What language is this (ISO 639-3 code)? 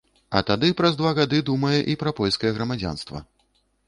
bel